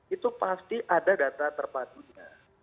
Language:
Indonesian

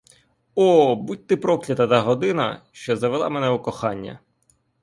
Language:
Ukrainian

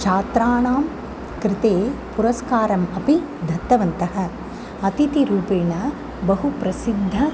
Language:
Sanskrit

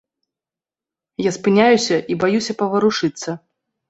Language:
Belarusian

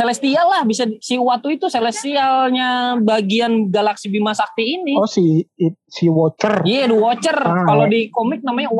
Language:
Indonesian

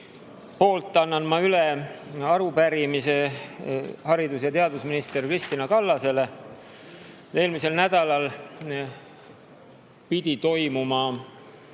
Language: Estonian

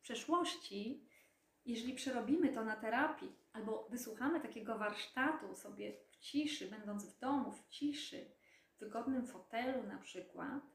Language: Polish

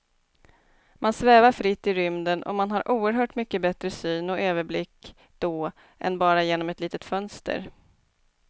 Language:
Swedish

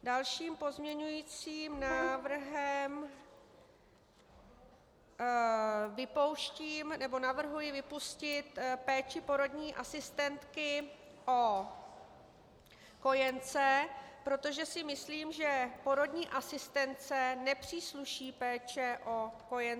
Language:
Czech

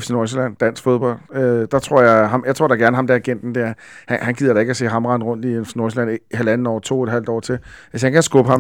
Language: Danish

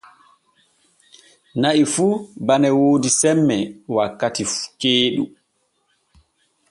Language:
Borgu Fulfulde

